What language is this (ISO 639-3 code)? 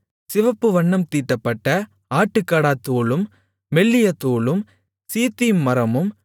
tam